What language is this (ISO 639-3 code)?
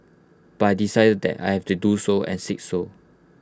eng